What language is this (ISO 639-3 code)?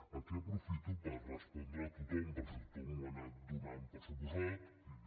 cat